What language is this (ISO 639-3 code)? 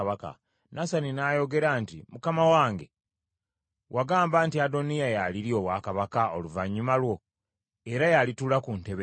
lug